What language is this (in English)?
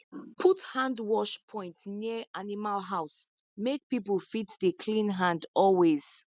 Nigerian Pidgin